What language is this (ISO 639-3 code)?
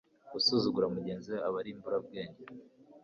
kin